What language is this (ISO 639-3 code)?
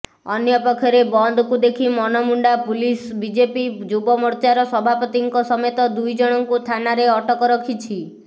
ori